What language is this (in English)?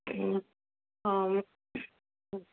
Assamese